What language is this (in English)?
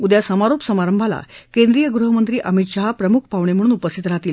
Marathi